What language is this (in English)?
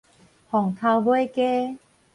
Min Nan Chinese